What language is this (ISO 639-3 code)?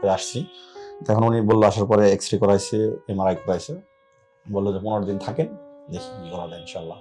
tur